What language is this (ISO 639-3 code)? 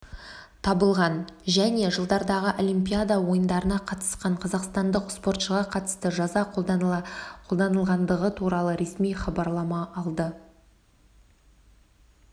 kaz